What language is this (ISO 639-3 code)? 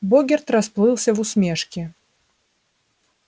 rus